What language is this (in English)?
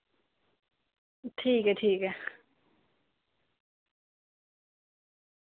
Dogri